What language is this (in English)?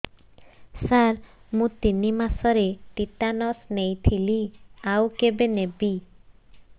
Odia